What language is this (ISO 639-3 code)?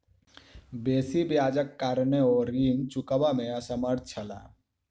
mai